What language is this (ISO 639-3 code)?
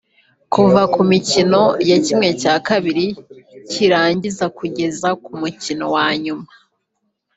kin